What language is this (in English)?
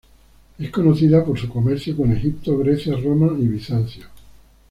Spanish